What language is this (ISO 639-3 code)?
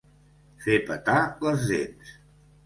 cat